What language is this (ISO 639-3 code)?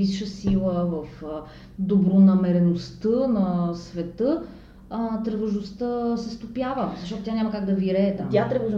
bul